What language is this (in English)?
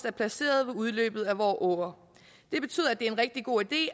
Danish